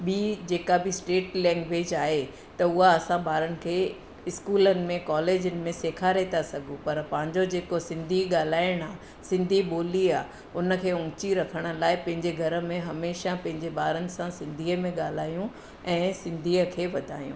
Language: Sindhi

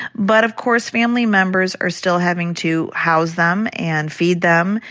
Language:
English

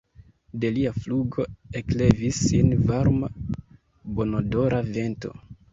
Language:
Esperanto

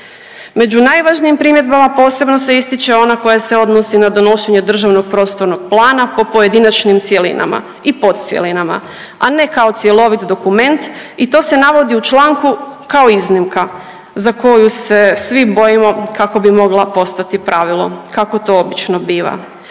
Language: Croatian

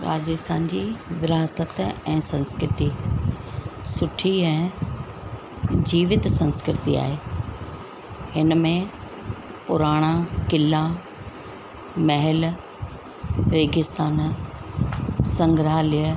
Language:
Sindhi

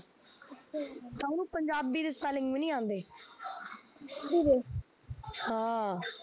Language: Punjabi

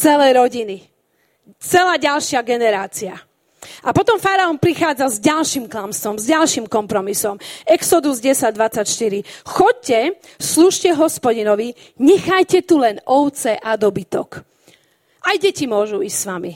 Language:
Slovak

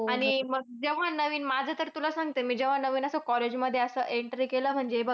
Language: Marathi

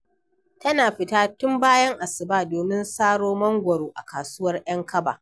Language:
Hausa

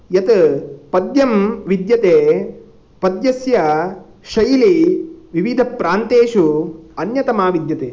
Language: Sanskrit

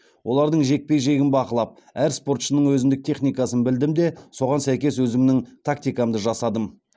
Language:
Kazakh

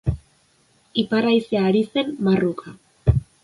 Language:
Basque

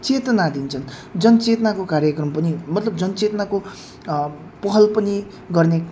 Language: Nepali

